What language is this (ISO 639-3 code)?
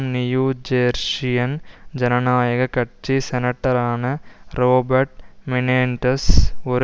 tam